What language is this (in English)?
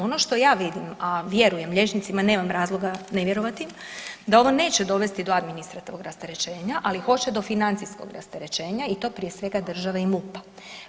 Croatian